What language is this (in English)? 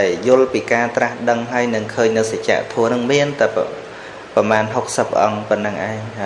Vietnamese